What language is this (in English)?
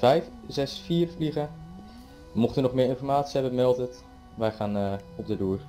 Dutch